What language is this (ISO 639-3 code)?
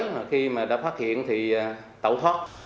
vie